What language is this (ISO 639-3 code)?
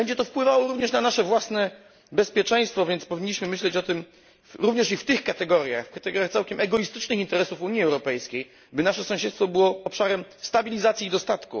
pol